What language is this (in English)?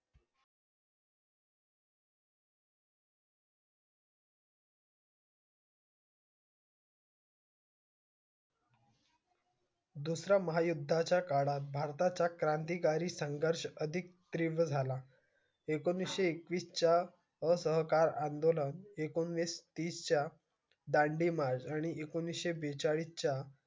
Marathi